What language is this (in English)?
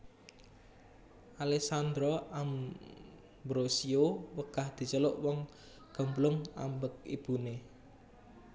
Javanese